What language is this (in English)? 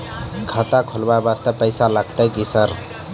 Maithili